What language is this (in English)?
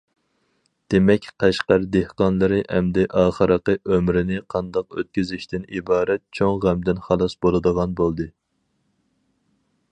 Uyghur